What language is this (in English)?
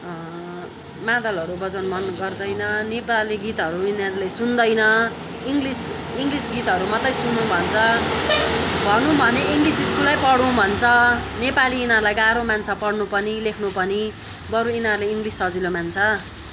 Nepali